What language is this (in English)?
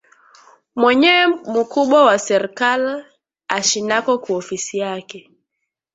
Swahili